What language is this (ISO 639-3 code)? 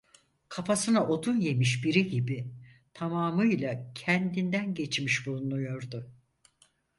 tur